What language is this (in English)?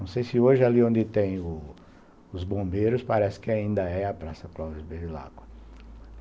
Portuguese